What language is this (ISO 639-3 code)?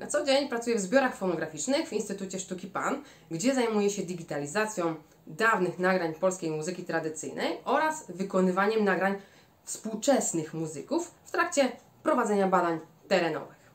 pol